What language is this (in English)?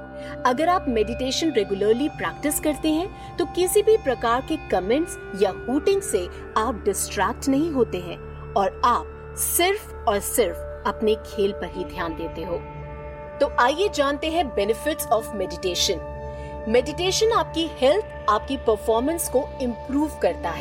Hindi